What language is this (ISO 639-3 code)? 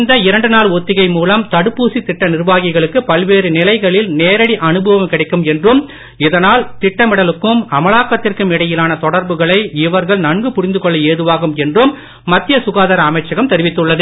tam